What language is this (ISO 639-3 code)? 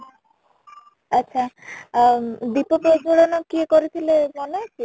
ori